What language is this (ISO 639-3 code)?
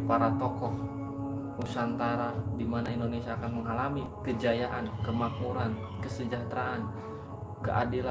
ind